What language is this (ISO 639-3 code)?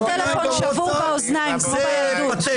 heb